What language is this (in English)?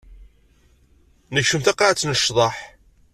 Kabyle